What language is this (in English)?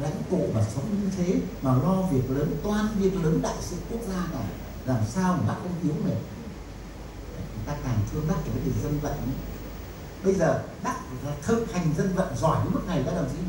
Vietnamese